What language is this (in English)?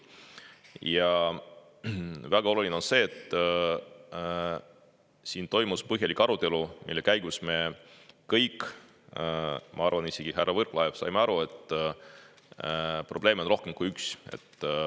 Estonian